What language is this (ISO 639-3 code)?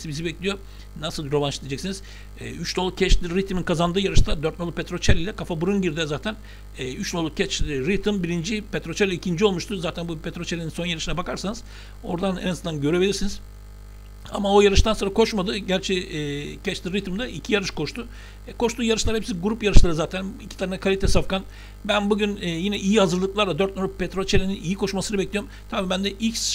tur